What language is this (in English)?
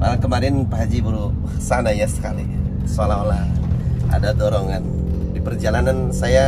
Indonesian